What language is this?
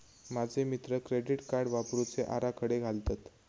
Marathi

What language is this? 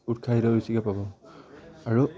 Assamese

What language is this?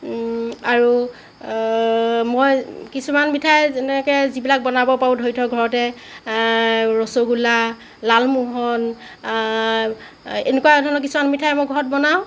Assamese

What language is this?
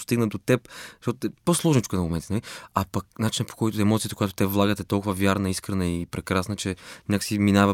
Bulgarian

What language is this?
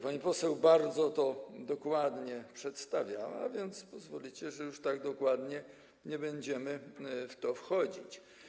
Polish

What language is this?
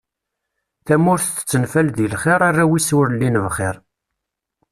Kabyle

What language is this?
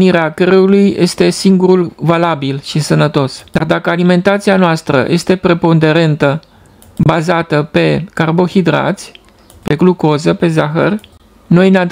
Romanian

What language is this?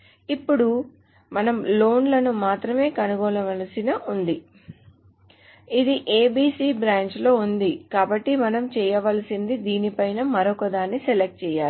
Telugu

